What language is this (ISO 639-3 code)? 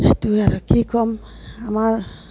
asm